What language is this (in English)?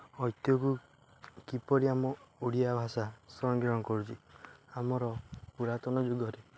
Odia